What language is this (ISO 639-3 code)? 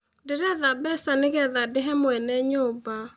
kik